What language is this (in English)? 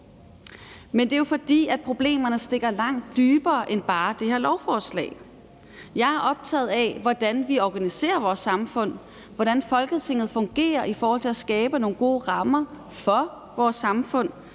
Danish